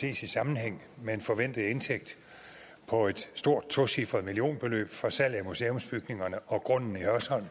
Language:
Danish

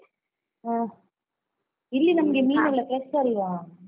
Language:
Kannada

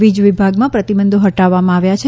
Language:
Gujarati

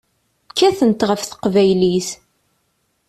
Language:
Kabyle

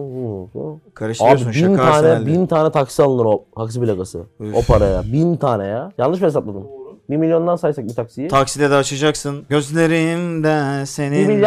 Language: Turkish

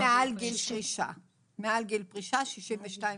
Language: Hebrew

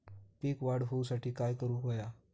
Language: Marathi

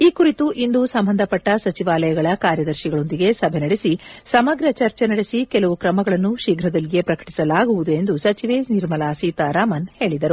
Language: Kannada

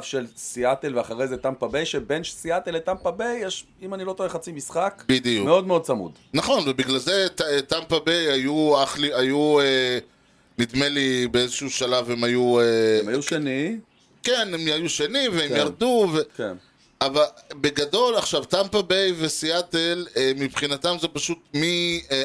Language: Hebrew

